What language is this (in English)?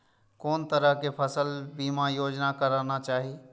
Maithili